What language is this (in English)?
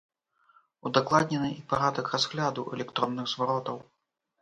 Belarusian